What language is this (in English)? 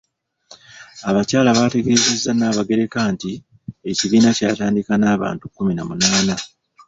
Ganda